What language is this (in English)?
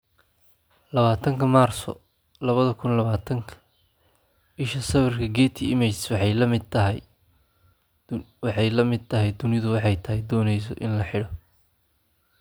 Somali